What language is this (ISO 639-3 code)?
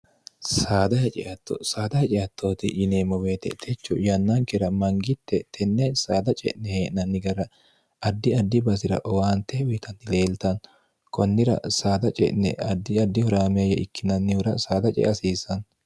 sid